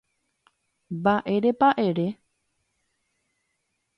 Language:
Guarani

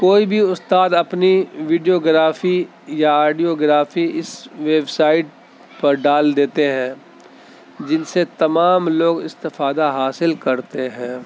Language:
Urdu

